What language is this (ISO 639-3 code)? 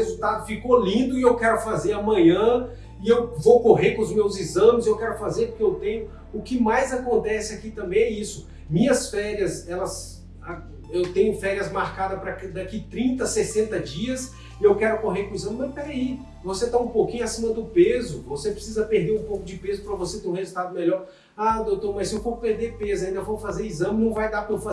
por